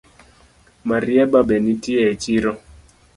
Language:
Luo (Kenya and Tanzania)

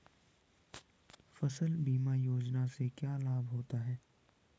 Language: Hindi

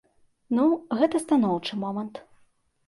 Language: Belarusian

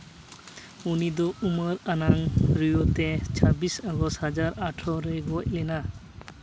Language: Santali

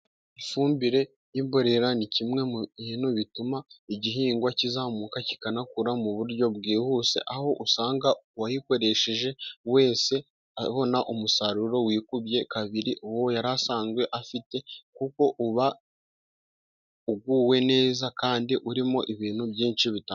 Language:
Kinyarwanda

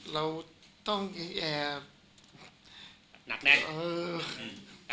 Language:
Thai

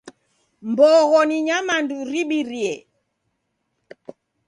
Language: Taita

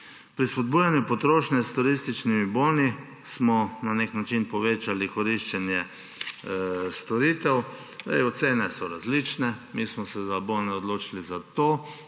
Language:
Slovenian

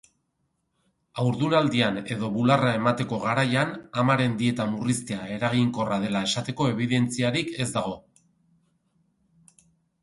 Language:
Basque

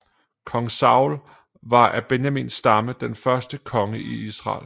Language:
Danish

